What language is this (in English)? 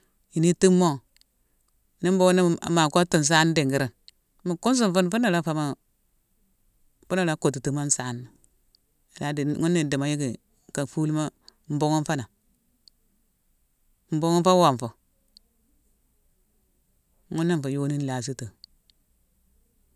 Mansoanka